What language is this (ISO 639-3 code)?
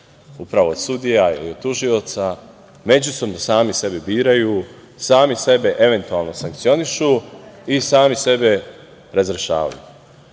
srp